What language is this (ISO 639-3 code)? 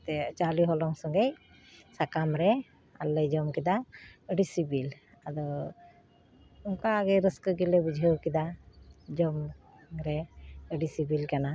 sat